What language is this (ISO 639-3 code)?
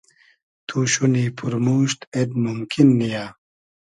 haz